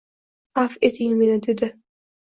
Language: Uzbek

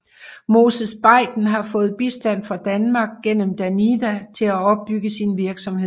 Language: Danish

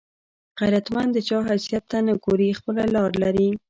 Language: Pashto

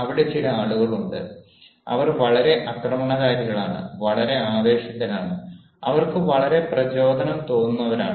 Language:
Malayalam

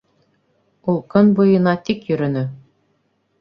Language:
Bashkir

